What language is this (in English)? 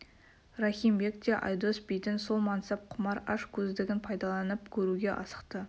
Kazakh